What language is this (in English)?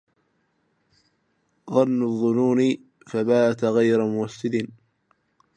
Arabic